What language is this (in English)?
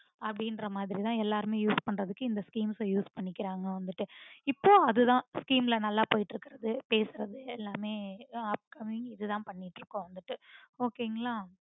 Tamil